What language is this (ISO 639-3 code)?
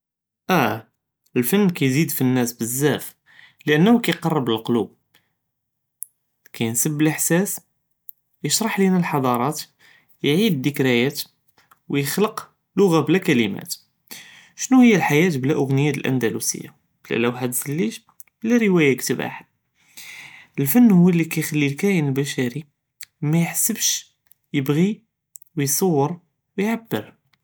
jrb